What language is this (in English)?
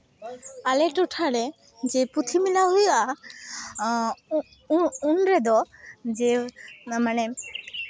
Santali